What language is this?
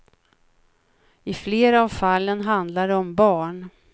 Swedish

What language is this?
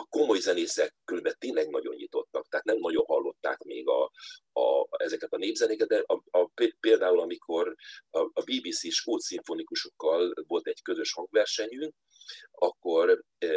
Hungarian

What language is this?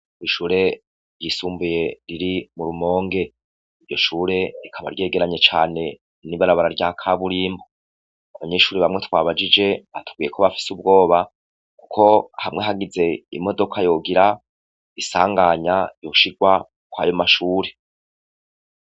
Rundi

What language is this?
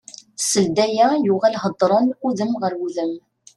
Kabyle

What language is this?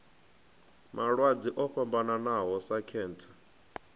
Venda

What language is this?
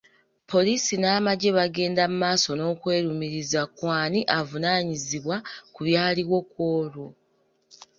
Ganda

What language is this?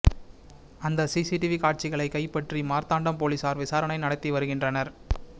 Tamil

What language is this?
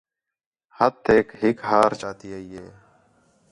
Khetrani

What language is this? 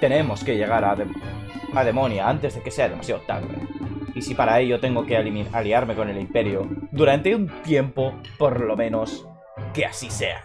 Spanish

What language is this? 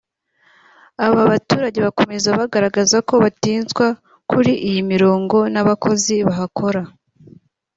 Kinyarwanda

